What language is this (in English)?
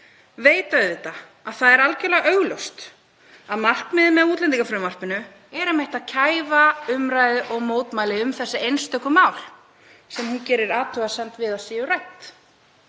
Icelandic